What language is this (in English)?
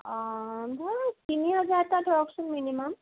Assamese